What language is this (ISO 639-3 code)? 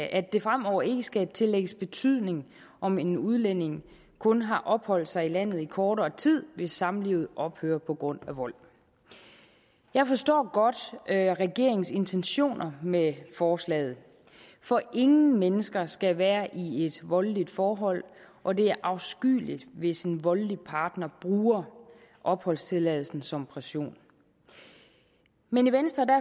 dan